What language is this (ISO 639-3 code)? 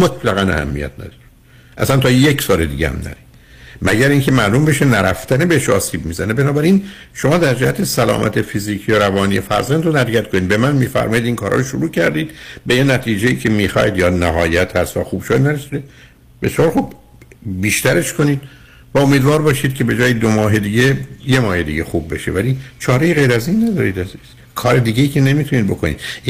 fas